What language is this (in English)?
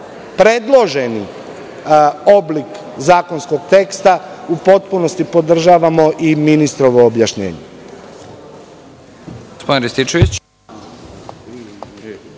Serbian